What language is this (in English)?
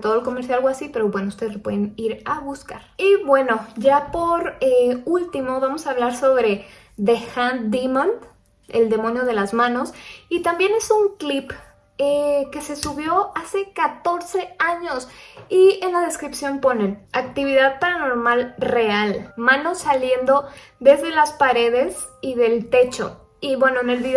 Spanish